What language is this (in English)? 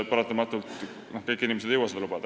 Estonian